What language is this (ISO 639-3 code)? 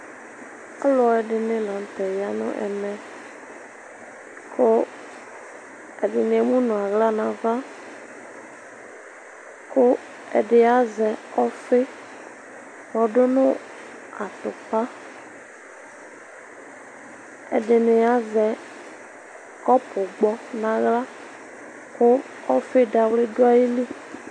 kpo